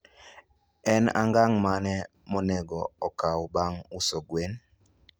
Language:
Luo (Kenya and Tanzania)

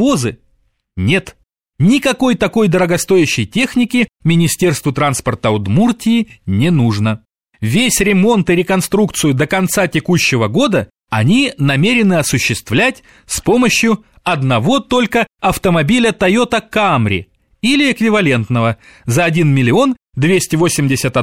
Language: Russian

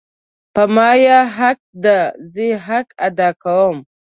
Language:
Pashto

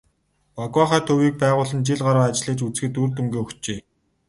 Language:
Mongolian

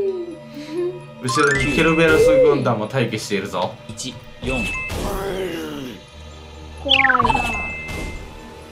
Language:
Japanese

